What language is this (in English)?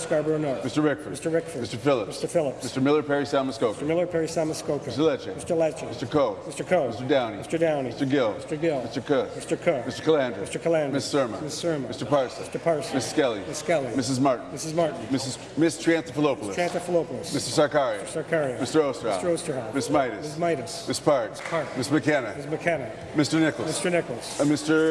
French